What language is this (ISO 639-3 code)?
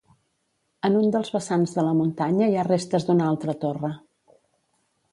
cat